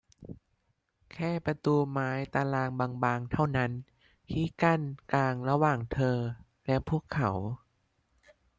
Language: Thai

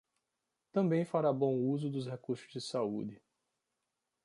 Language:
Portuguese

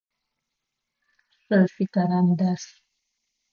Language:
Adyghe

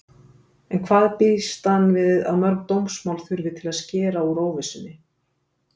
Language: Icelandic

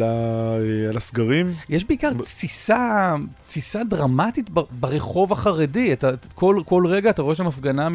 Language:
Hebrew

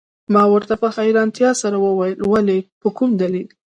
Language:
Pashto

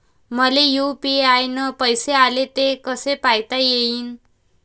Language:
Marathi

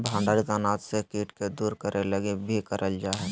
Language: Magahi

